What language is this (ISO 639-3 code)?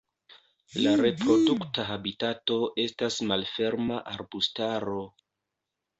epo